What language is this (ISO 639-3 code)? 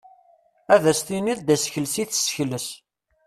kab